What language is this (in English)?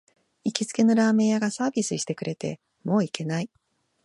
Japanese